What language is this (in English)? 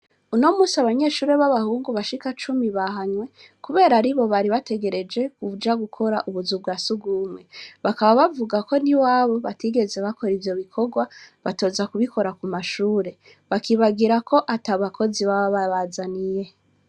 Rundi